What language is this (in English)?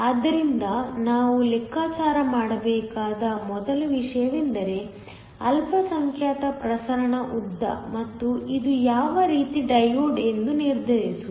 Kannada